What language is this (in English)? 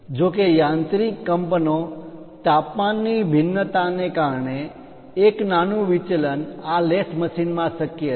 Gujarati